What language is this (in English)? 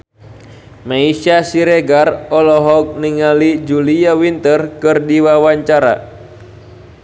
Sundanese